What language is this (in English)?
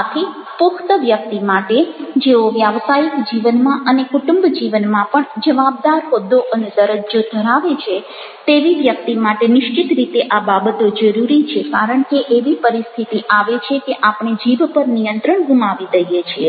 Gujarati